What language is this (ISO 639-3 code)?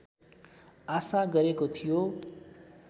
nep